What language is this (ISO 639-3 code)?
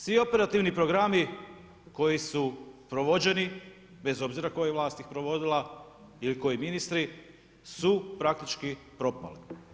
hrv